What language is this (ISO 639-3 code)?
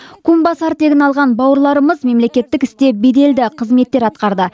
kaz